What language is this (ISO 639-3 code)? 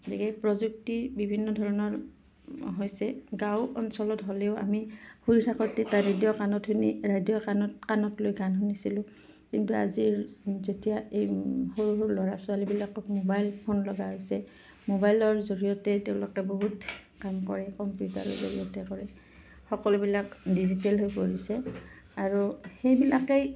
asm